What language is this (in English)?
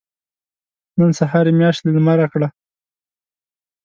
Pashto